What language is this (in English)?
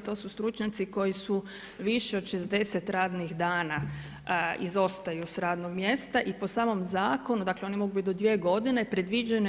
Croatian